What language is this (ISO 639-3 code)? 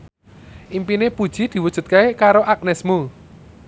jav